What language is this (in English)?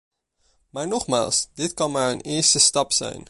Dutch